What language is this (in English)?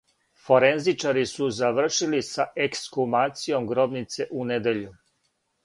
Serbian